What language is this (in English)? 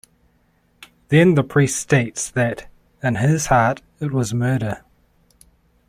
English